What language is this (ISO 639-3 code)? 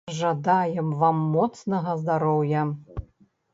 bel